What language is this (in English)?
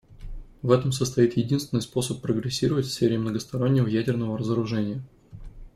Russian